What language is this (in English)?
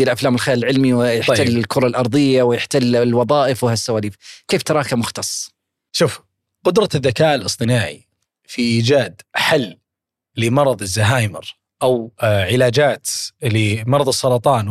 Arabic